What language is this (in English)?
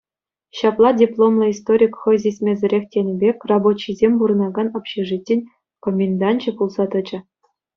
Chuvash